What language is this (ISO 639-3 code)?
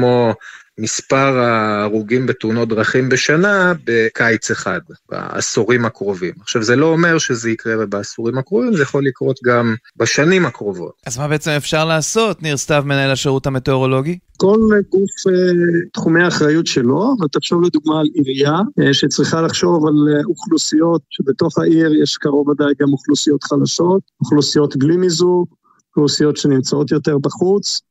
heb